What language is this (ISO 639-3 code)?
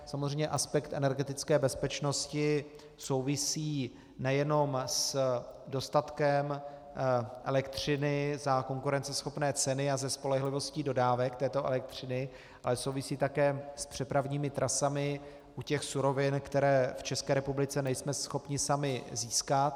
ces